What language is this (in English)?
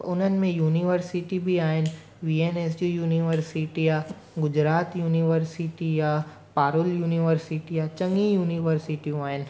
Sindhi